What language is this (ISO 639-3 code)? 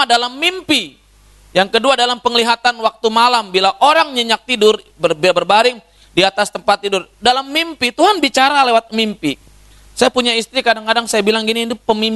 ind